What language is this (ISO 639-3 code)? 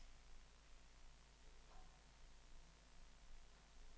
dan